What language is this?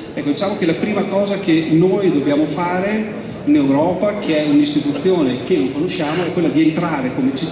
Italian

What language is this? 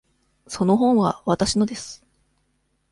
Japanese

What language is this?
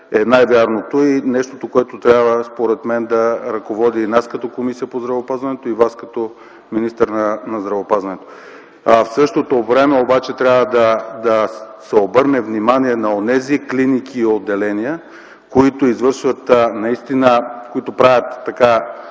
Bulgarian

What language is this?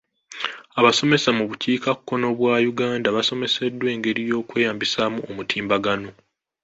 Ganda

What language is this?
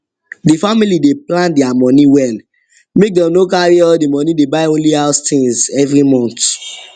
Nigerian Pidgin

